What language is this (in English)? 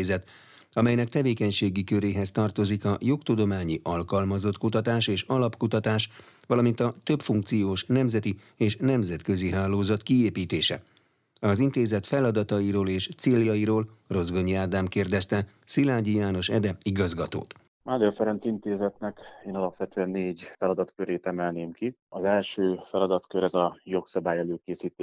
Hungarian